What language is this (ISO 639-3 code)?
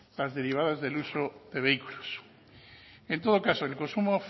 spa